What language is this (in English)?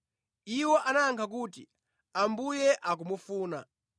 Nyanja